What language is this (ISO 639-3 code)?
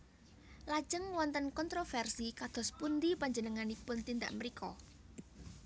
jav